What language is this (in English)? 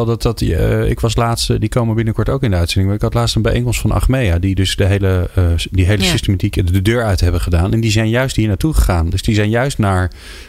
Dutch